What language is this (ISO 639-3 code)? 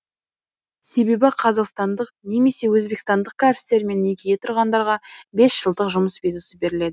kaz